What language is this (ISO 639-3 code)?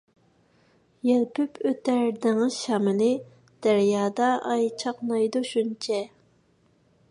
uig